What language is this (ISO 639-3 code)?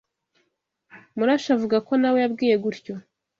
kin